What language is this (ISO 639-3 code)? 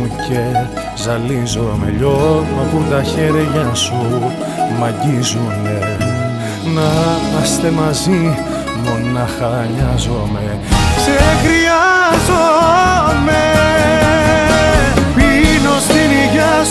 ell